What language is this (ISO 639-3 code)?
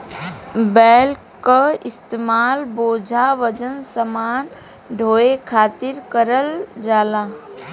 bho